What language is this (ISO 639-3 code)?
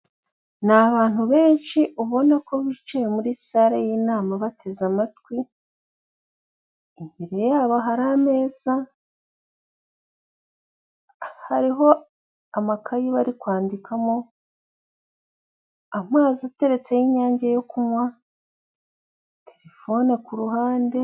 kin